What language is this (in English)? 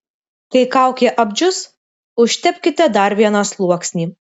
Lithuanian